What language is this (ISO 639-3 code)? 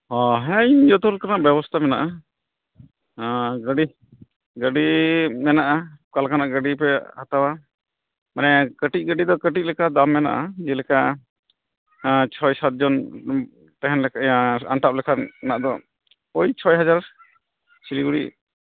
sat